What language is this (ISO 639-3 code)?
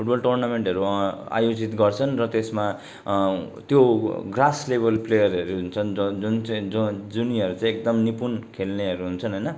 nep